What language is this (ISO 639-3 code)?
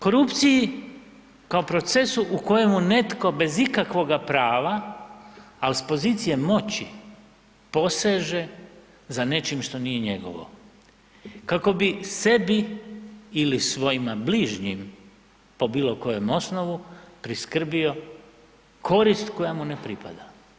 hrv